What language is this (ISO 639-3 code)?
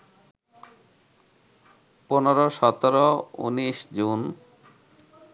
ben